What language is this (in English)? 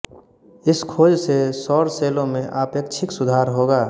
Hindi